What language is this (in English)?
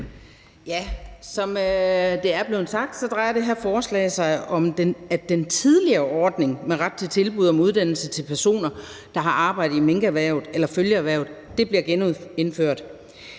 Danish